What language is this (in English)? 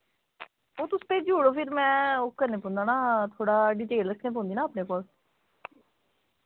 Dogri